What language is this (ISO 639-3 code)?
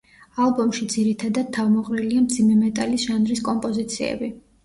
kat